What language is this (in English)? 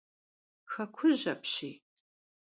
Kabardian